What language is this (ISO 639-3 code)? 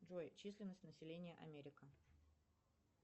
rus